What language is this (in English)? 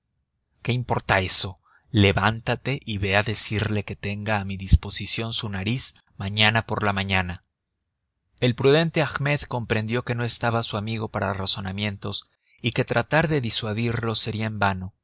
Spanish